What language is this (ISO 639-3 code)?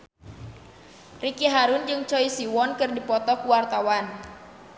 sun